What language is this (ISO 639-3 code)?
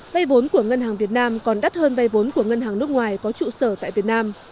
vie